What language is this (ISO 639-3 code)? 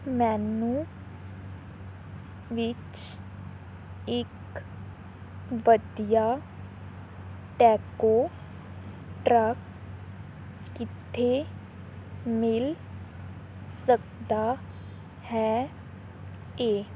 pan